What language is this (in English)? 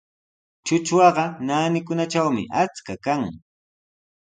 Sihuas Ancash Quechua